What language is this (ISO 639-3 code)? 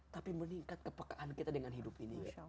ind